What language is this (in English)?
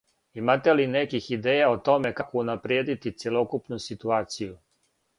Serbian